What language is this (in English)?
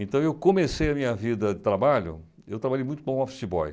Portuguese